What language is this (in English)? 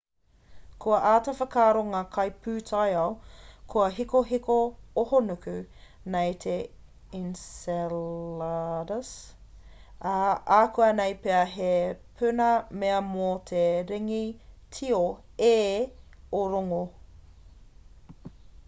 Māori